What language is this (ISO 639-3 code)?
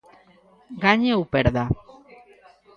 glg